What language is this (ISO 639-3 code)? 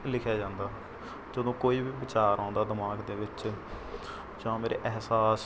pan